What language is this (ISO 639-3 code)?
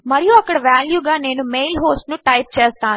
tel